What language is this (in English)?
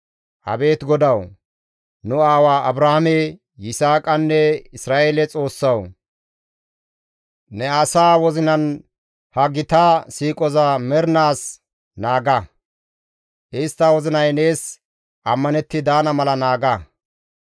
Gamo